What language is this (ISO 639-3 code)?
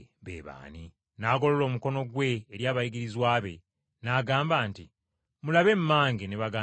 lug